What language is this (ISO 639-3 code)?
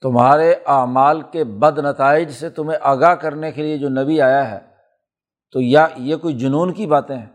urd